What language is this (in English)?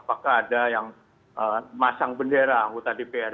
Indonesian